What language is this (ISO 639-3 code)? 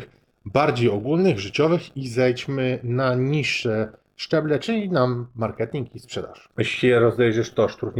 pol